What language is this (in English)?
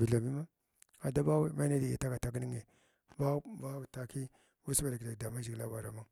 Glavda